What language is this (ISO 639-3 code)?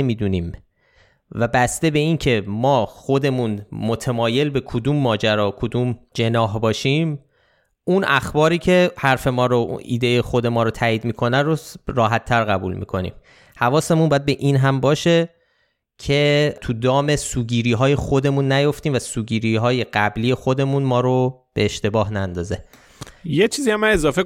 fas